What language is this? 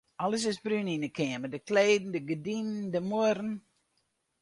Western Frisian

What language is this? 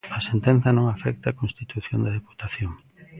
Galician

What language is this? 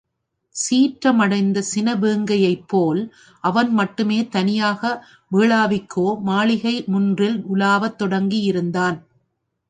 Tamil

